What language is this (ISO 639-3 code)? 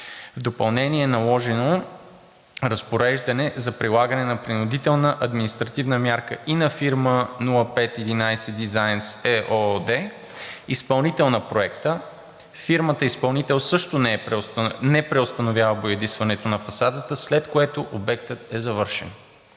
bul